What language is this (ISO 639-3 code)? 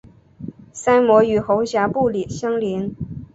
zho